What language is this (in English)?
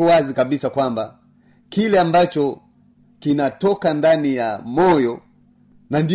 Swahili